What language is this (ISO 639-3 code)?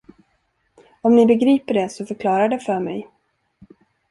swe